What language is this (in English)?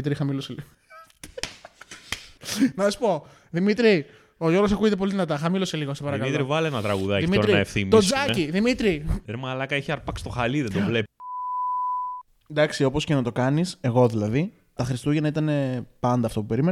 Greek